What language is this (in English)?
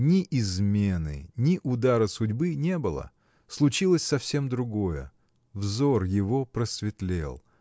Russian